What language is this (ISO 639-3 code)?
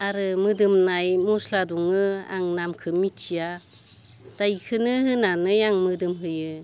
brx